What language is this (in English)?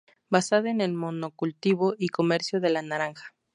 Spanish